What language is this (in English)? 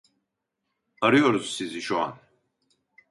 Turkish